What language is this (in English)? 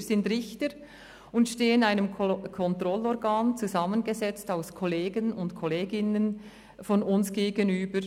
Swiss German